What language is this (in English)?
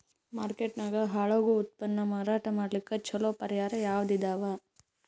Kannada